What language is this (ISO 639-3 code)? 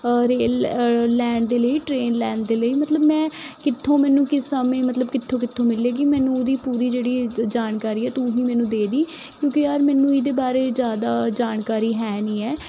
pan